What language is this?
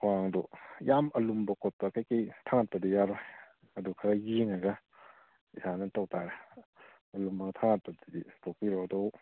Manipuri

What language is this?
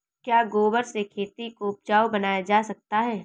Hindi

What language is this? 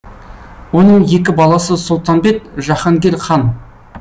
Kazakh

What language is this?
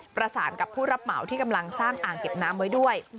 Thai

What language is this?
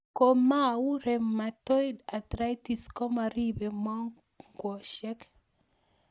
Kalenjin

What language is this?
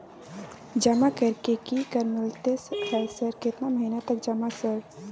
Maithili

